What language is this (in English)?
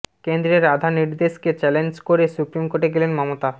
Bangla